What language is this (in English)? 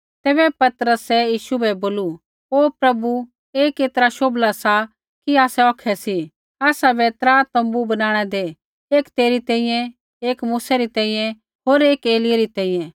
Kullu Pahari